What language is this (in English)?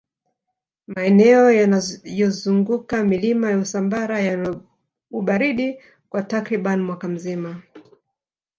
Swahili